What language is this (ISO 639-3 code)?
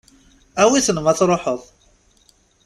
kab